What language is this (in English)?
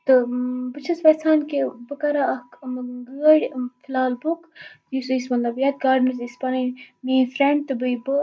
Kashmiri